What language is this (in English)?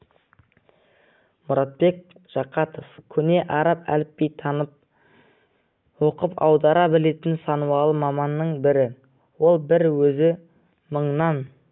Kazakh